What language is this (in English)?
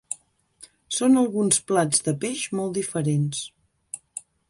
Catalan